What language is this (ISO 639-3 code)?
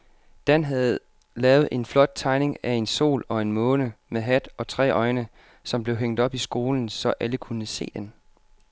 dan